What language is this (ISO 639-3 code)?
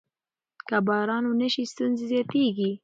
pus